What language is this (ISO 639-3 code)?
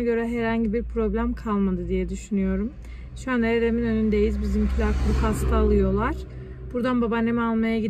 tur